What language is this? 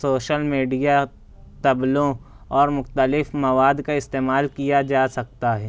Urdu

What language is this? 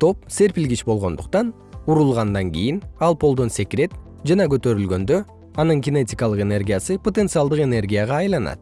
Kyrgyz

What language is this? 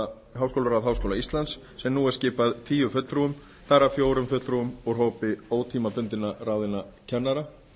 Icelandic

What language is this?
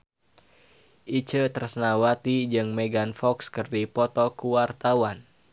Sundanese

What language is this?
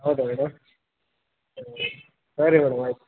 Kannada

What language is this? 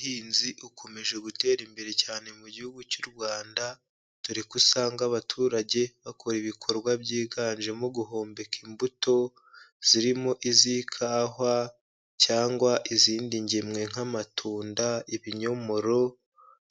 Kinyarwanda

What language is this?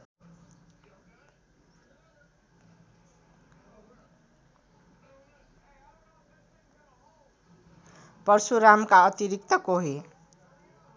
Nepali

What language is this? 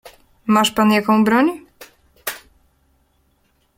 Polish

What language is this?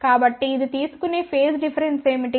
Telugu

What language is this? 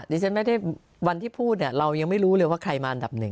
Thai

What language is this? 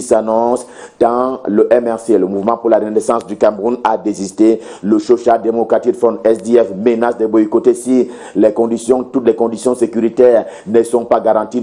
French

